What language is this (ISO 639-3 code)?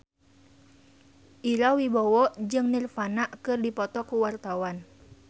sun